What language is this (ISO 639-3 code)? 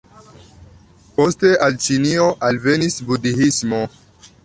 epo